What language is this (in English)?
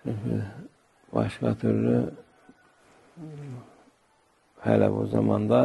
Turkish